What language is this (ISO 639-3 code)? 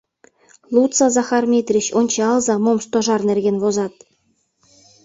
chm